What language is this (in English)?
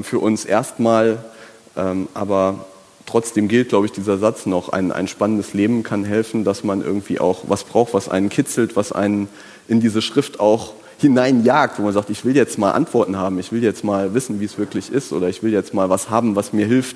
German